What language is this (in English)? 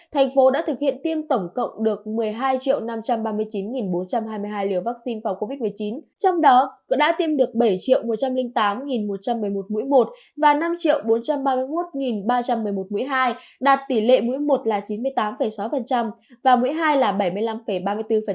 Vietnamese